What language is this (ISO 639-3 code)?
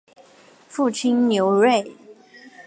zho